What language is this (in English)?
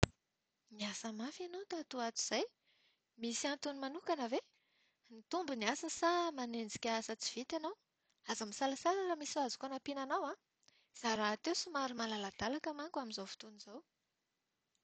Malagasy